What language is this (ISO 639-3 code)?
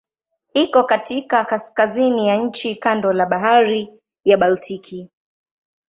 swa